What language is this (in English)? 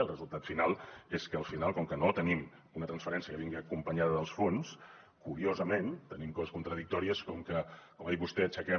Catalan